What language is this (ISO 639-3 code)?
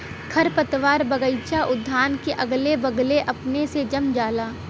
bho